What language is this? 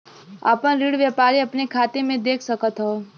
Bhojpuri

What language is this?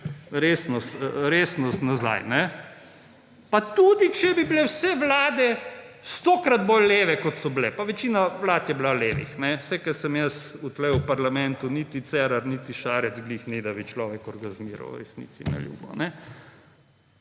Slovenian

